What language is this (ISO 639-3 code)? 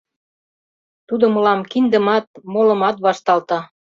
chm